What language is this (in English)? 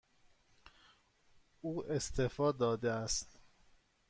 Persian